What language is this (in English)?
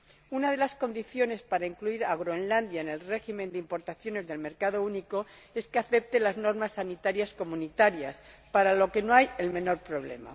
Spanish